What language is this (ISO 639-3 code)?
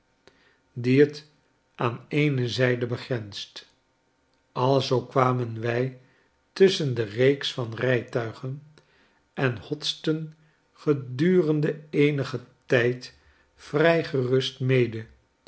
nld